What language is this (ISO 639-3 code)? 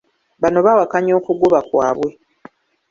lug